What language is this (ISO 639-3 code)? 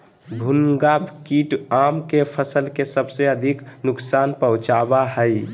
mag